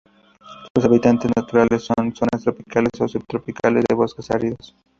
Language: Spanish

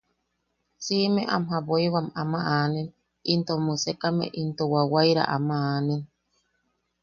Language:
Yaqui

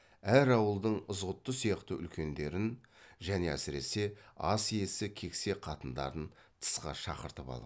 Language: Kazakh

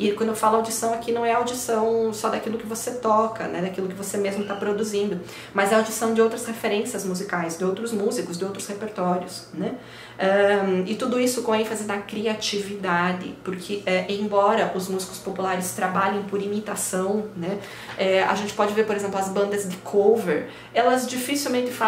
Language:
Portuguese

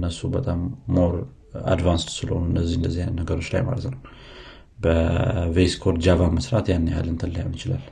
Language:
Amharic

